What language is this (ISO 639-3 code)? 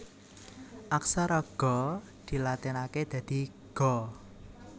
jav